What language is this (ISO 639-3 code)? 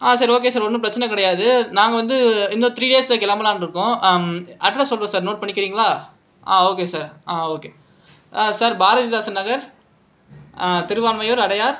tam